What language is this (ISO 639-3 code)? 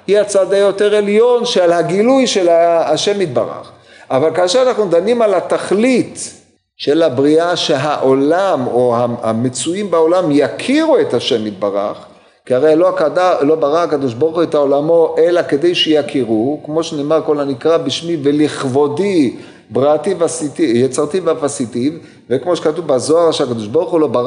heb